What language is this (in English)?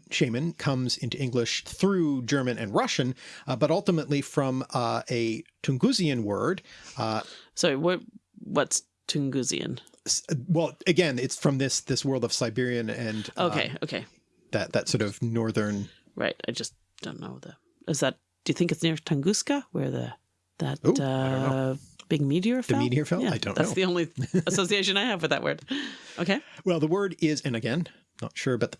English